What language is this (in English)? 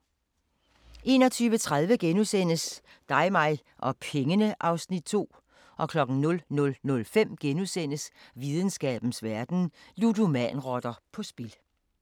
Danish